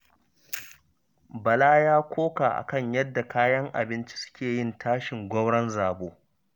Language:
Hausa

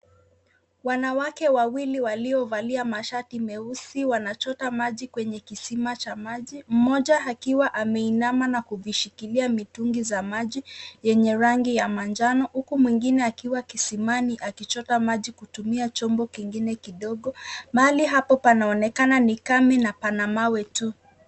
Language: Swahili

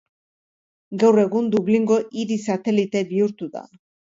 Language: Basque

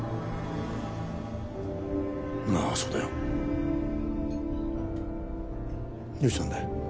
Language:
Japanese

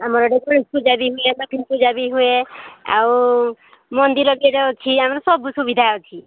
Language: Odia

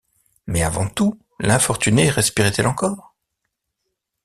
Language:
French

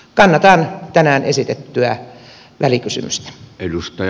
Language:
Finnish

